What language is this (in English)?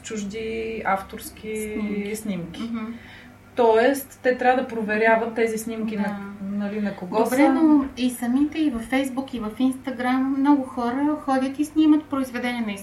Bulgarian